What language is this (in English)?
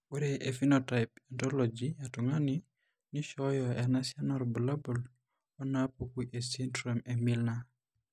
Masai